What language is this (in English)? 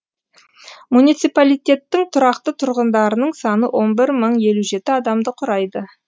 Kazakh